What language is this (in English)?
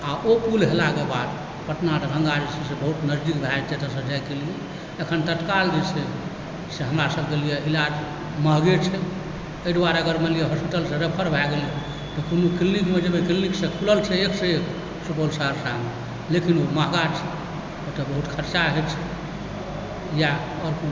Maithili